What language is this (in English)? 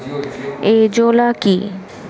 Bangla